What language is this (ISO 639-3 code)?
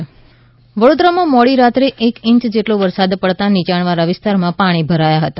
guj